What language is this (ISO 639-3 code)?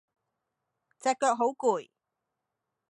yue